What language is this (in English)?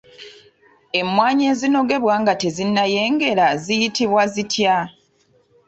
Ganda